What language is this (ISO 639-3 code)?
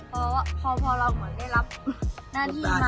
tha